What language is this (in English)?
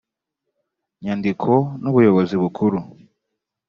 Kinyarwanda